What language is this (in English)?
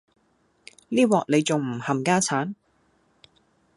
Cantonese